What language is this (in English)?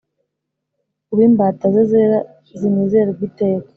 Kinyarwanda